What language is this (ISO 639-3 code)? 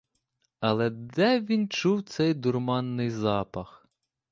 ukr